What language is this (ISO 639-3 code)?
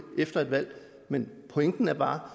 dan